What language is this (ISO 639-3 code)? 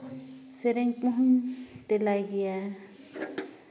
sat